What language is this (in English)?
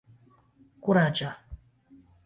Esperanto